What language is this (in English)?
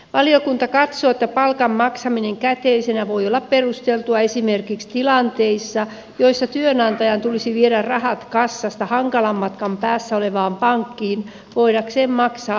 Finnish